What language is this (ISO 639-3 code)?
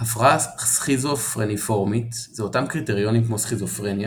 heb